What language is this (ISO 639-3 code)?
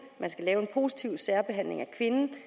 dan